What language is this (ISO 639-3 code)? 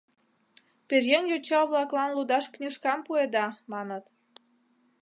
chm